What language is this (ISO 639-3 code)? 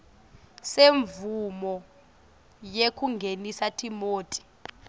ssw